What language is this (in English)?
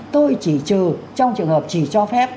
Vietnamese